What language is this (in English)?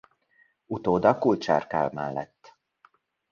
Hungarian